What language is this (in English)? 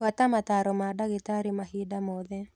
Kikuyu